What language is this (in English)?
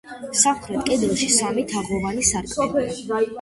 Georgian